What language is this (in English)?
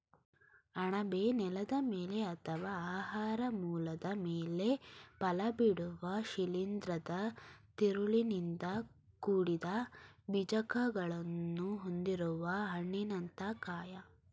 Kannada